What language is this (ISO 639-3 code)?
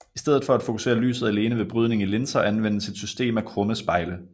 dan